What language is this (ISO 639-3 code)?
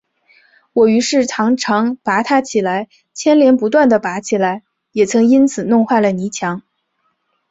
zho